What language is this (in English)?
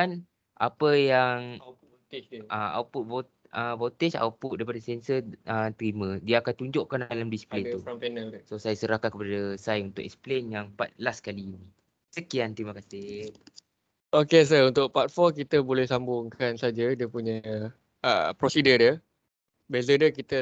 Malay